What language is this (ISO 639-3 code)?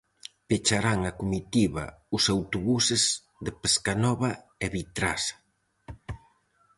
glg